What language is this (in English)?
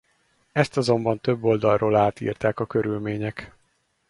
Hungarian